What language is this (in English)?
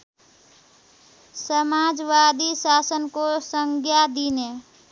Nepali